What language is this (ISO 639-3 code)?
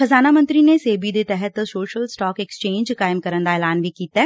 pan